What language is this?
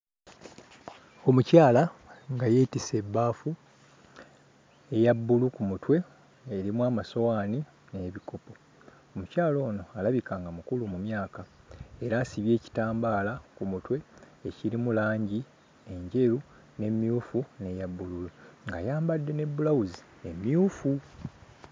Ganda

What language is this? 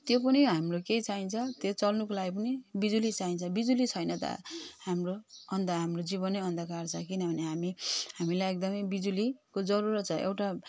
Nepali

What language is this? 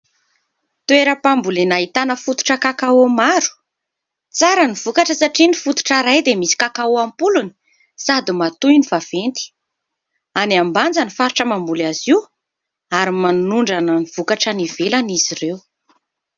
Malagasy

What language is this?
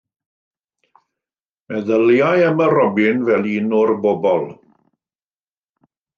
Welsh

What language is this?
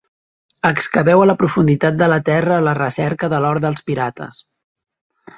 Catalan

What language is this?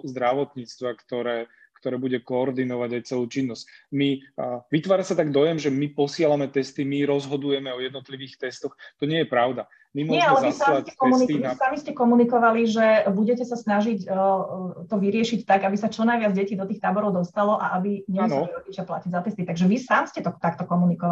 Slovak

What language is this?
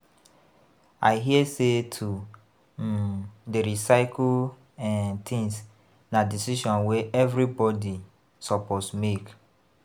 Nigerian Pidgin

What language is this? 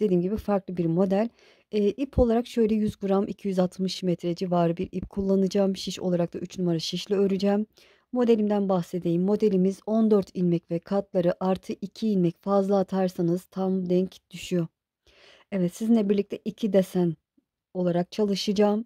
Turkish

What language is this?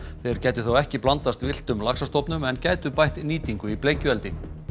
Icelandic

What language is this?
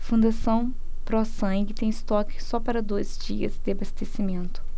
Portuguese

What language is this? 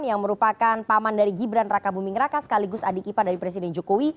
Indonesian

